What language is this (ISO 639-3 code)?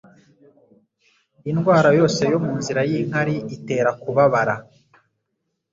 kin